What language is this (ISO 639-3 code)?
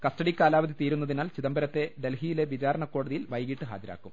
mal